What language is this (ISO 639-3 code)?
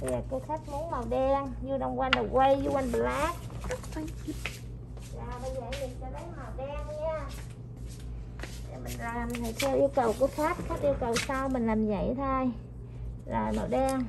vie